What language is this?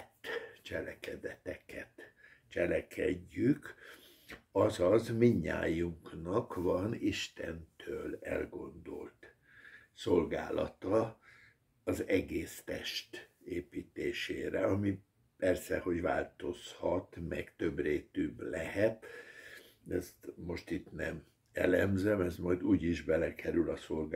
Hungarian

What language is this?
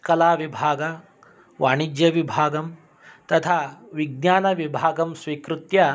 Sanskrit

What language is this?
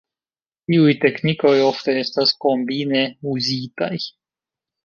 Esperanto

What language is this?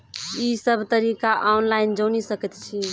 Maithili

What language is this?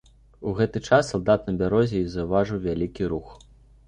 Belarusian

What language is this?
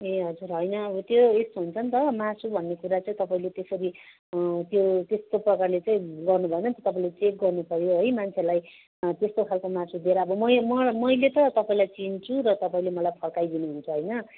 Nepali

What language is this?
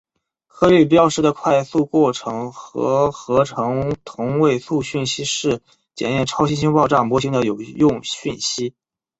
Chinese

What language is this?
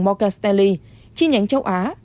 Vietnamese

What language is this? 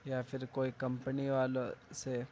Urdu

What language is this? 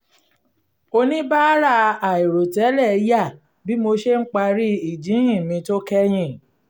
Yoruba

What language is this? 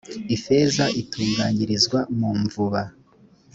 Kinyarwanda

